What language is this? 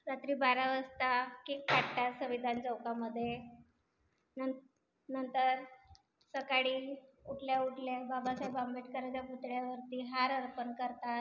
Marathi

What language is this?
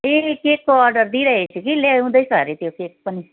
Nepali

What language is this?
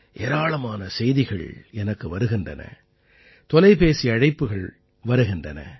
Tamil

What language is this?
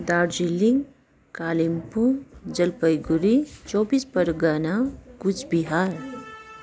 Nepali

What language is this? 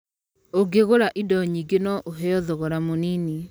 Kikuyu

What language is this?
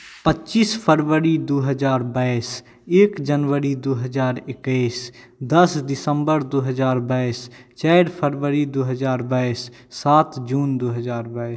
Maithili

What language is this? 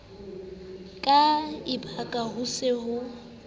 Southern Sotho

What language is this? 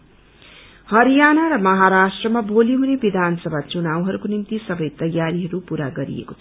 Nepali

